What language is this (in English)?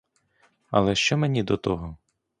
Ukrainian